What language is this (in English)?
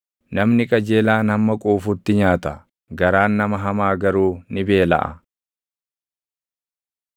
Oromo